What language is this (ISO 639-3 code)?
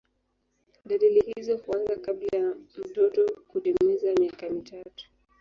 swa